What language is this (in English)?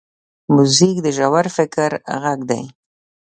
Pashto